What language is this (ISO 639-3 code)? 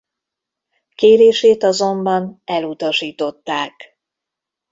hun